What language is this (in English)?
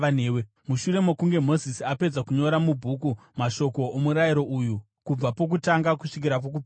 Shona